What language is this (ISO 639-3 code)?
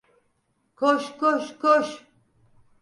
tur